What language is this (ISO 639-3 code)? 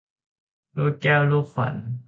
tha